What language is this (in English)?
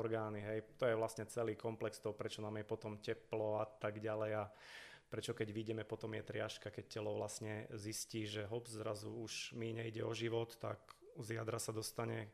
Slovak